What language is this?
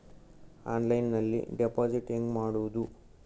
Kannada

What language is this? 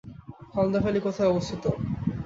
Bangla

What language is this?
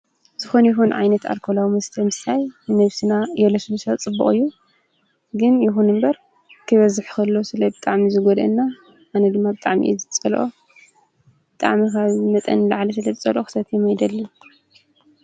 Tigrinya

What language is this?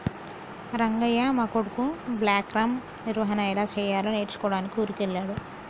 Telugu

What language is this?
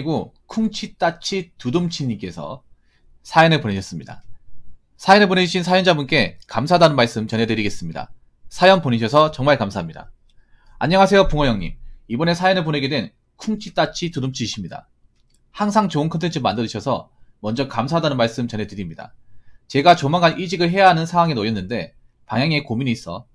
Korean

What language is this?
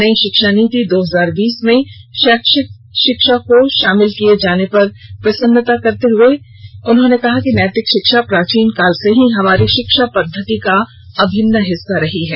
Hindi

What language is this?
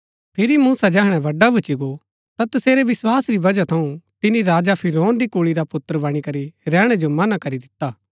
Gaddi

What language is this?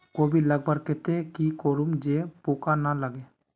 Magahi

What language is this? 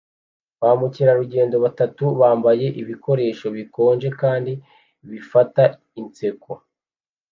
Kinyarwanda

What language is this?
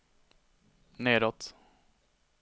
Swedish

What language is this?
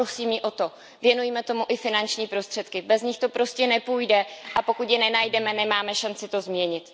Czech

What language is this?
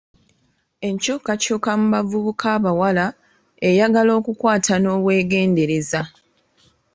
Ganda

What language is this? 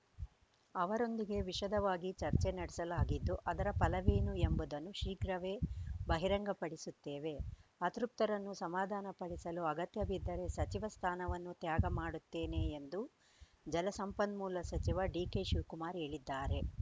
Kannada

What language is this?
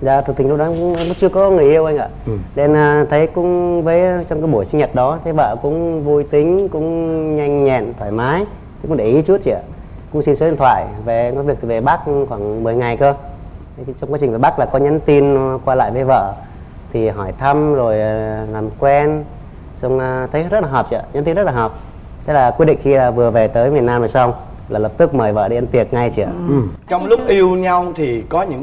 Vietnamese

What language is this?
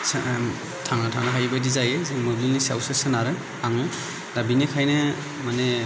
Bodo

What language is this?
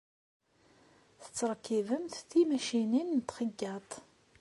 Kabyle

